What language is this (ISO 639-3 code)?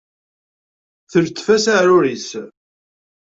kab